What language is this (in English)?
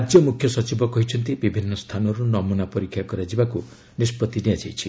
Odia